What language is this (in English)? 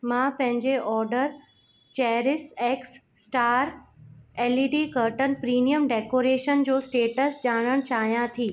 Sindhi